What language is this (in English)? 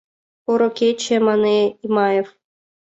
Mari